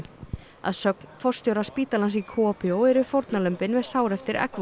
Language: Icelandic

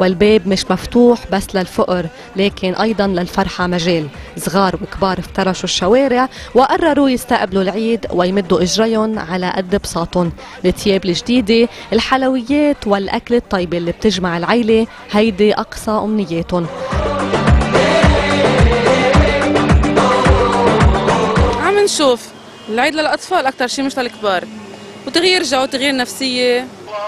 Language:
Arabic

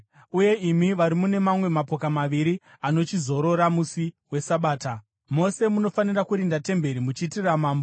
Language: Shona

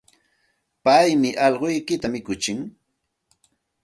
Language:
Santa Ana de Tusi Pasco Quechua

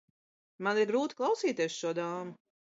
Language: Latvian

